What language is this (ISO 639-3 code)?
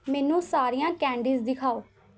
pan